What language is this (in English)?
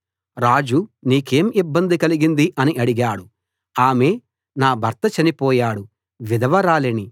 Telugu